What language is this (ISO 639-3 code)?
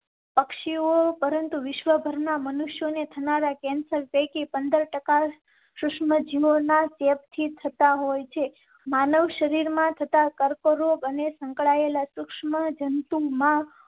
guj